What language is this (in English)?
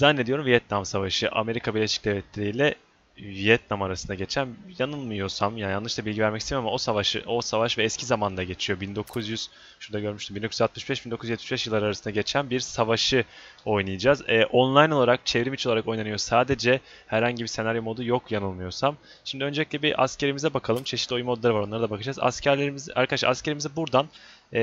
Turkish